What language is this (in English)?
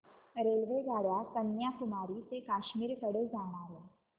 Marathi